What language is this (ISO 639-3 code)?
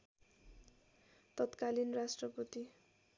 nep